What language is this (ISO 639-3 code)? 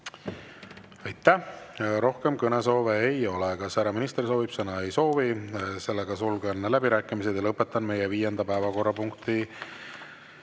est